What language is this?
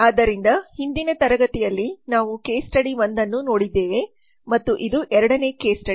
Kannada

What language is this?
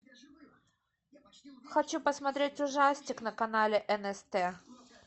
Russian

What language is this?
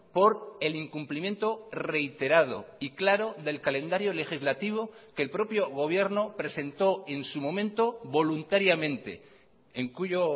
Spanish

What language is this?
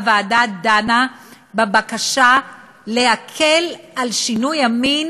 Hebrew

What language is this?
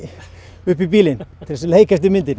Icelandic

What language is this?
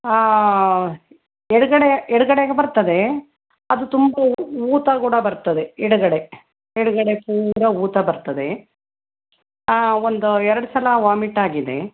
Kannada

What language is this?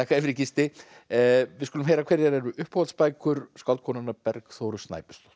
Icelandic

